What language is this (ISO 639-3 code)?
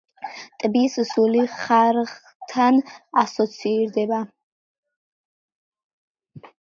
kat